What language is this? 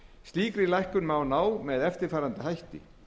Icelandic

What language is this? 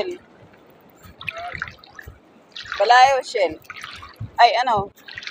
Thai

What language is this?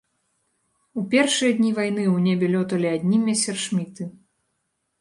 Belarusian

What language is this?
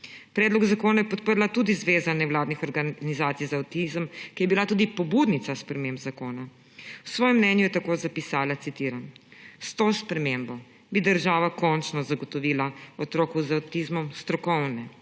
Slovenian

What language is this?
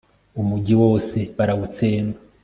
Kinyarwanda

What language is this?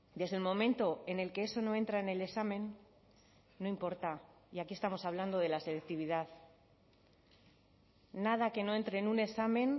Spanish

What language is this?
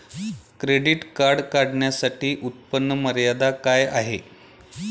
Marathi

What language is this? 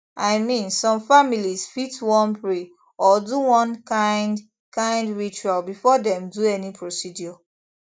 Nigerian Pidgin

